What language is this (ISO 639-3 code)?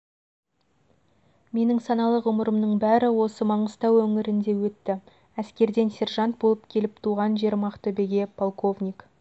kaz